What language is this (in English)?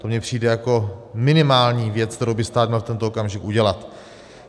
Czech